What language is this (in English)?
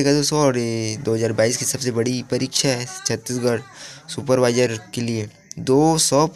Hindi